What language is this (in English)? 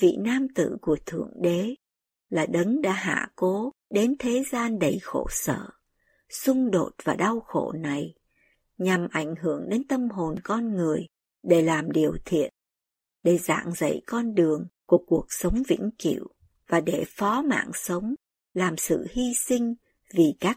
Vietnamese